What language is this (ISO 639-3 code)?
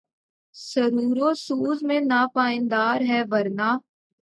urd